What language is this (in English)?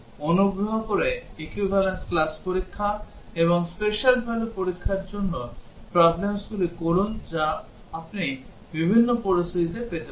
Bangla